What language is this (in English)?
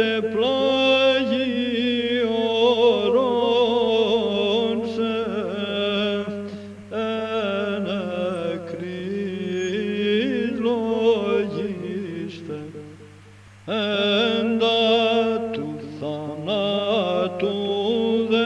Romanian